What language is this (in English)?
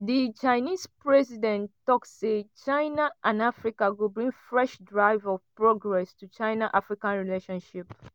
Nigerian Pidgin